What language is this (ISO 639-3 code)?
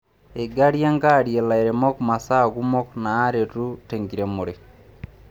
mas